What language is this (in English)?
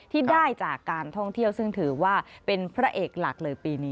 Thai